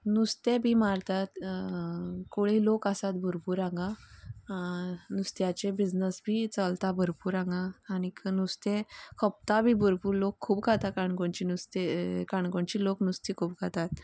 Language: Konkani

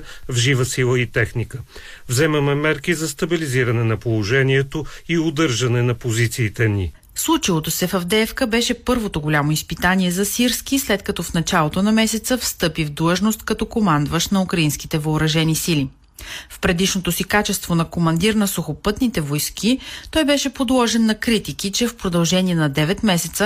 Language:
Bulgarian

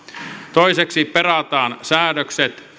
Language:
Finnish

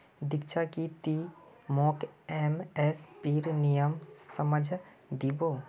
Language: Magahi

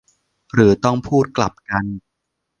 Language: Thai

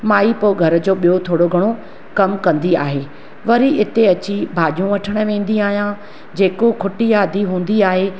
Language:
Sindhi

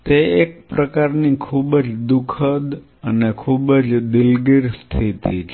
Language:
Gujarati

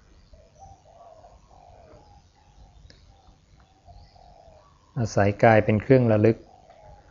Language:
Thai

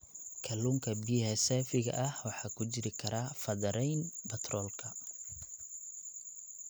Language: Somali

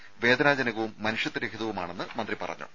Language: Malayalam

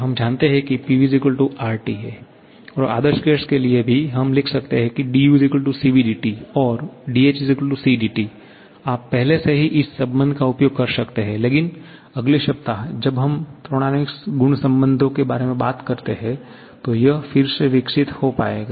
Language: Hindi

